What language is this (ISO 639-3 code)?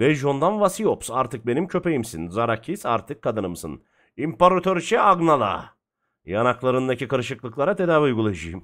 tur